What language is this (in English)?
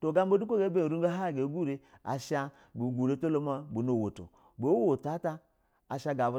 Basa (Nigeria)